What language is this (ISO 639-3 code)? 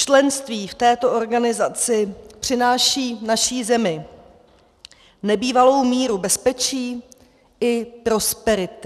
ces